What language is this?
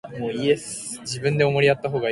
Japanese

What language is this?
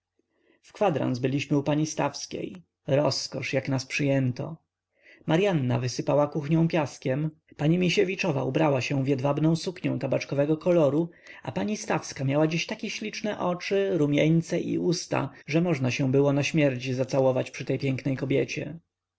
Polish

